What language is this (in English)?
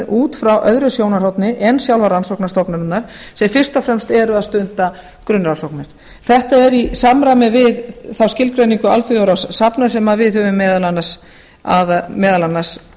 Icelandic